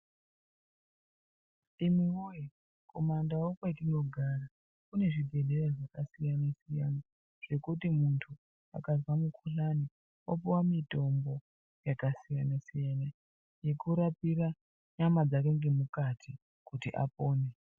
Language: Ndau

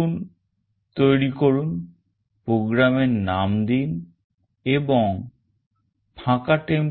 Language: Bangla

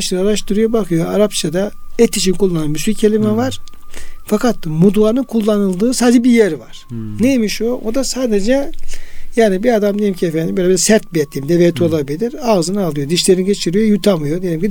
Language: Turkish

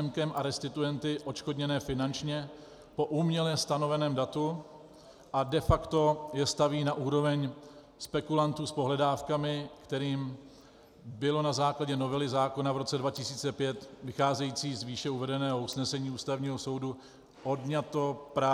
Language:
Czech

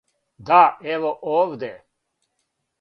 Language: Serbian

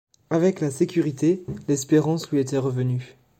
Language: French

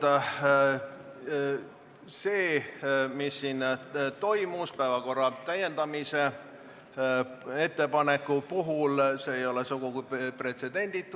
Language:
Estonian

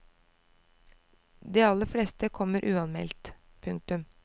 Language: Norwegian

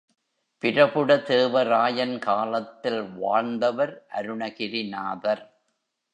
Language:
Tamil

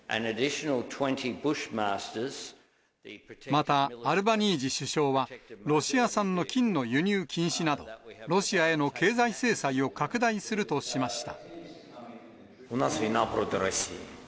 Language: Japanese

